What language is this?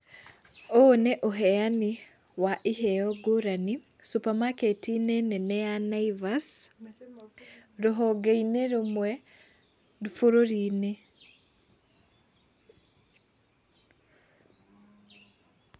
Kikuyu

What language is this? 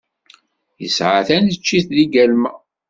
Kabyle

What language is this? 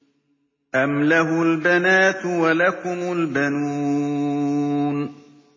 Arabic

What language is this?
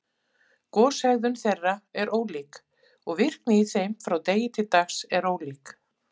Icelandic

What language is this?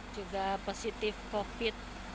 Indonesian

